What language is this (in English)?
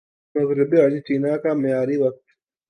Urdu